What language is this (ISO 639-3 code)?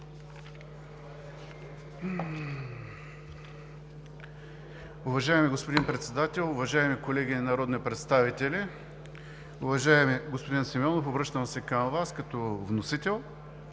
bul